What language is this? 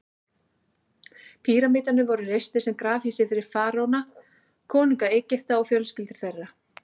Icelandic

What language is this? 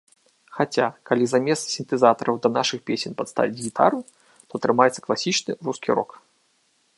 Belarusian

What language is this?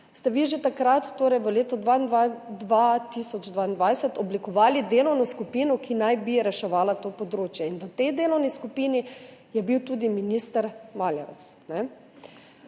Slovenian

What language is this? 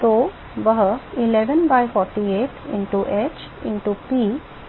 Hindi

